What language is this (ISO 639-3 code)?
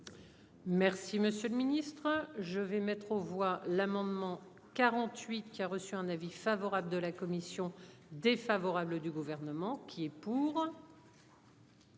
fra